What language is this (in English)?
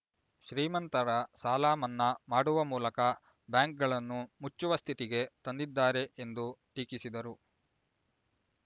Kannada